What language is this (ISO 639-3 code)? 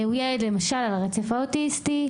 heb